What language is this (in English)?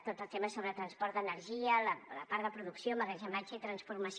Catalan